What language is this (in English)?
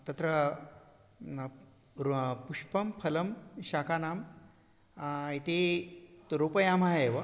Sanskrit